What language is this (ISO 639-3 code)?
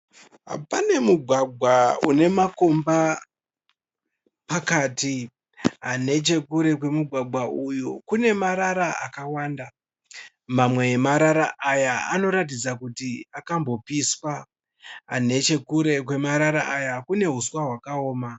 sna